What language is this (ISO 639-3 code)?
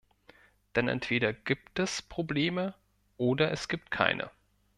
deu